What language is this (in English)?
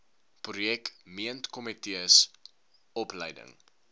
Afrikaans